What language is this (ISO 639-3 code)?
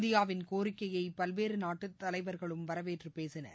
tam